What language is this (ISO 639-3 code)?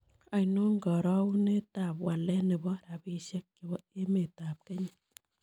kln